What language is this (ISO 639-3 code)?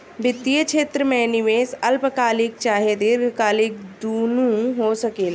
bho